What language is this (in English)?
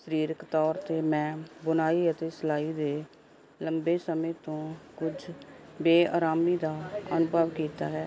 Punjabi